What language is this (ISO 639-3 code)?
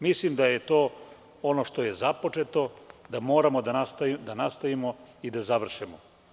srp